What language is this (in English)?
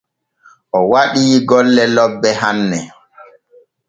Borgu Fulfulde